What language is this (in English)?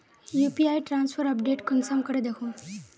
Magahi